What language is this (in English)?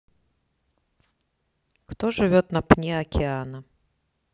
Russian